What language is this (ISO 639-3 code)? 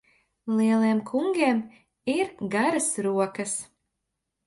lav